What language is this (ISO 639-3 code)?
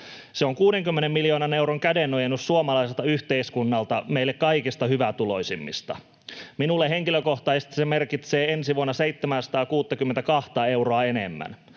fin